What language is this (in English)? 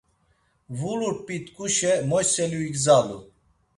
Laz